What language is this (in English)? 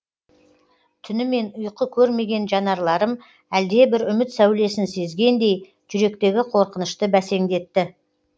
Kazakh